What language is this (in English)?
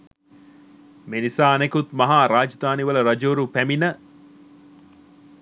Sinhala